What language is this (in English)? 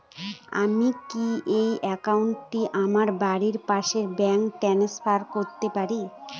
Bangla